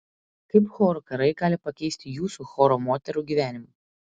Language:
Lithuanian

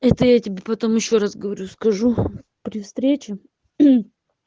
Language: Russian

